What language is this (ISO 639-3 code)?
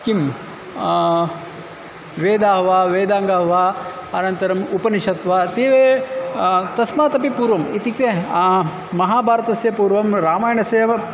san